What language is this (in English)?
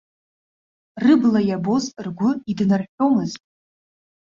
Abkhazian